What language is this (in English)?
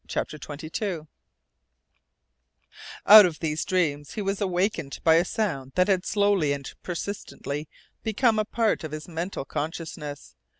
English